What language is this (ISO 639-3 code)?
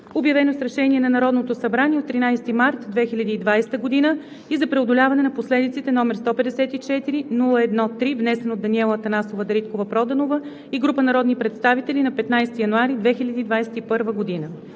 bul